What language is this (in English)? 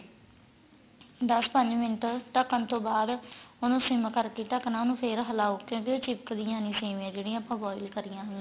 Punjabi